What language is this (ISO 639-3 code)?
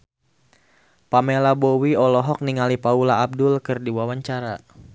sun